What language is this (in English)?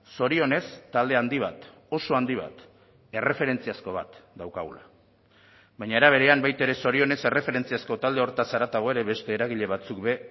Basque